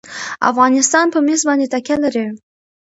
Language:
Pashto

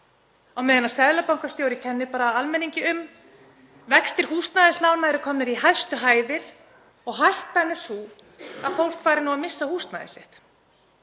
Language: Icelandic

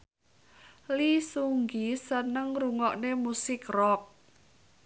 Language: Javanese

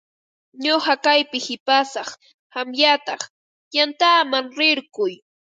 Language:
Ambo-Pasco Quechua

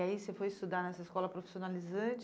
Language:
Portuguese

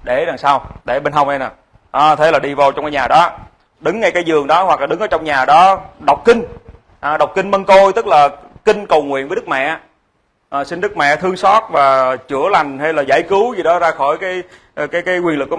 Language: Vietnamese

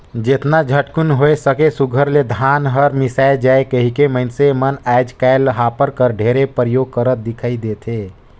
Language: Chhattisgarhi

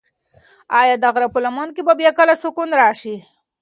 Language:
Pashto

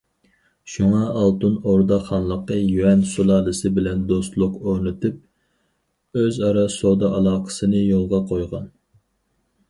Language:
Uyghur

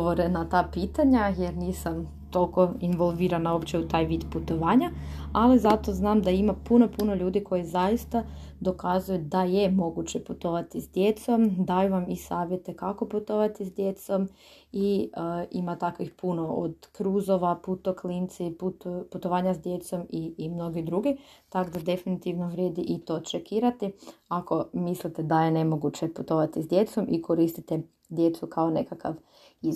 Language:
Croatian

